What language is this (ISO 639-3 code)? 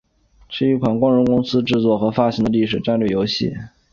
zho